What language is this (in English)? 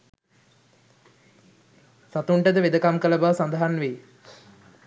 Sinhala